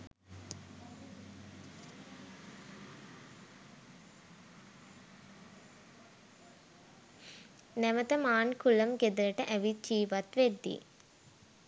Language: Sinhala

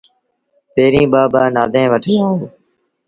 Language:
Sindhi Bhil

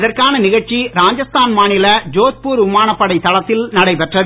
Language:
Tamil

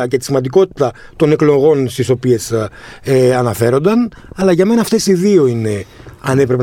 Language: Greek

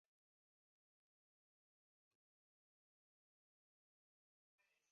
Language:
Chinese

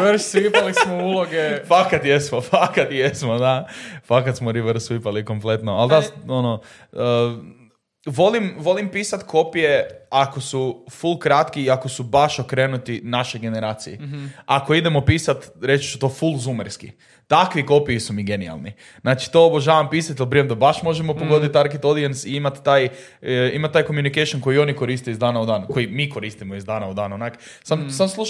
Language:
Croatian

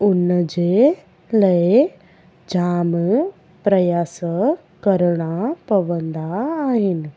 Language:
Sindhi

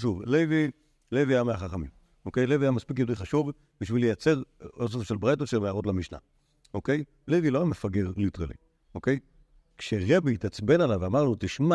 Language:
Hebrew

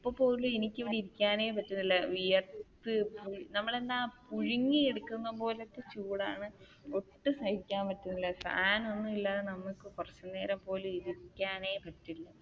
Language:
Malayalam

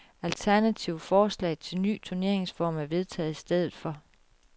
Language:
Danish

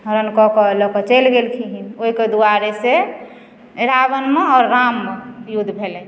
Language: Maithili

